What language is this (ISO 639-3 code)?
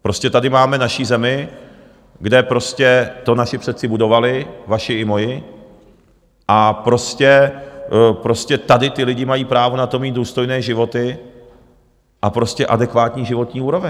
ces